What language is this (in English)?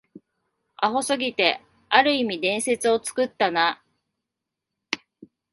Japanese